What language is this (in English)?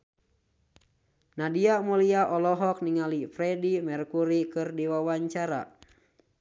Sundanese